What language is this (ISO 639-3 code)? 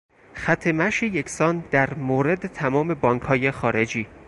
fas